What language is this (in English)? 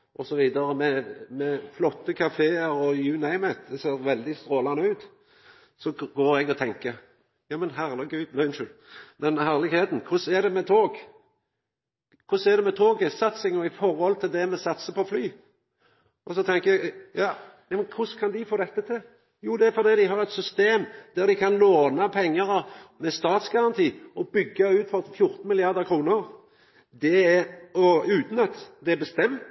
Norwegian Nynorsk